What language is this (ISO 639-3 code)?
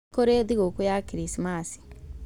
kik